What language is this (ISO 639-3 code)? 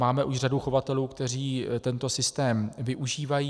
ces